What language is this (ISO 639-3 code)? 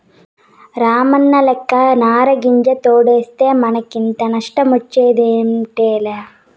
tel